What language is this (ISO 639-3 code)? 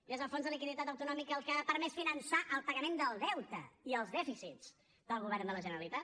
cat